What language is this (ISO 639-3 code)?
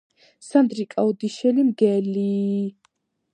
kat